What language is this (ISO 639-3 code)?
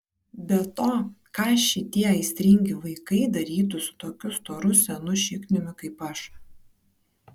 lit